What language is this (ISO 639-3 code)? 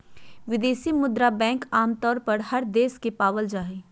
mag